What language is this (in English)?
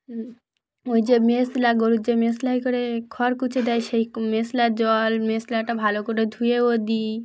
Bangla